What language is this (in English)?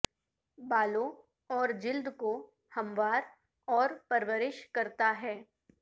Urdu